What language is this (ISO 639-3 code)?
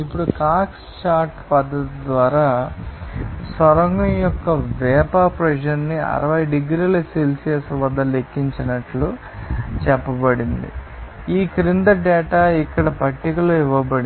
tel